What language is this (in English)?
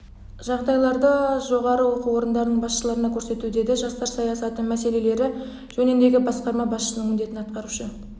Kazakh